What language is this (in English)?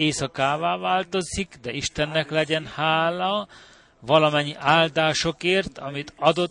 Hungarian